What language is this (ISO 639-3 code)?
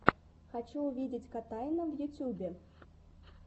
rus